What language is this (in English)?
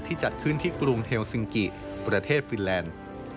Thai